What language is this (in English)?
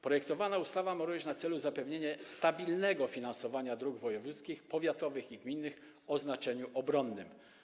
Polish